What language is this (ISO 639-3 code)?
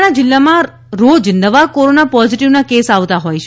guj